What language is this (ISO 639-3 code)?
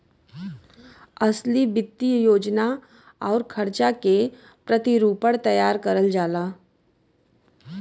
bho